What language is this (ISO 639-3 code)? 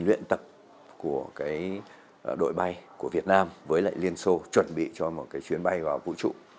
vie